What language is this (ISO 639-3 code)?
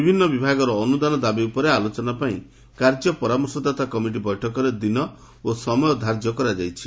ori